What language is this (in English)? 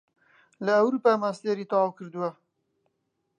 Central Kurdish